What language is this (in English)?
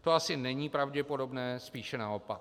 Czech